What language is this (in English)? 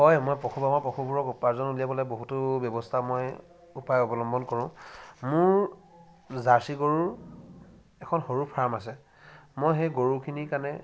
Assamese